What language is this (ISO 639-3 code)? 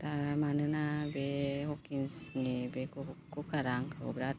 brx